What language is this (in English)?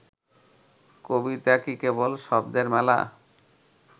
Bangla